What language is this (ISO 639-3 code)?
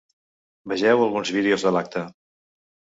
cat